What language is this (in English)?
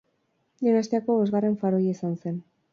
Basque